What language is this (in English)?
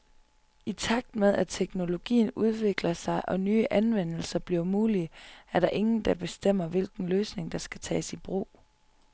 Danish